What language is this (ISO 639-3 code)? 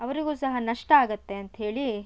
kan